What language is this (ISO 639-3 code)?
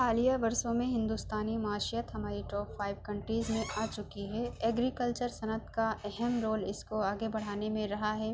urd